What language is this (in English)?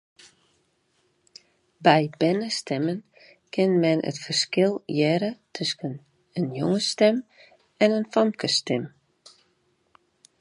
Western Frisian